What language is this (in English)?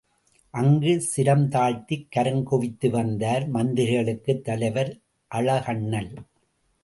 Tamil